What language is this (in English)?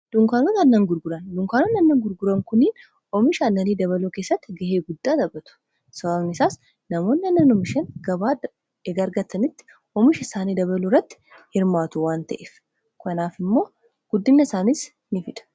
Oromo